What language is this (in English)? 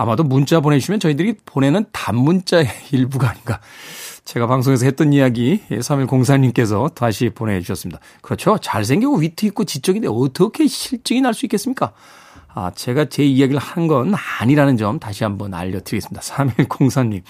Korean